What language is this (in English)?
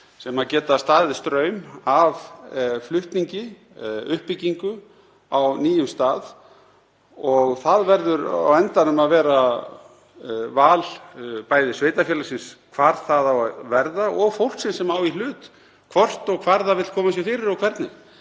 Icelandic